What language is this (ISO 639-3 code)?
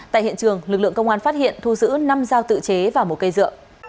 vie